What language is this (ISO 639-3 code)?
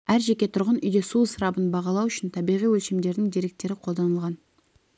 kaz